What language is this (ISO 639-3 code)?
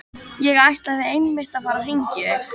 isl